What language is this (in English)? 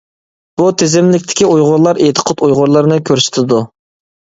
Uyghur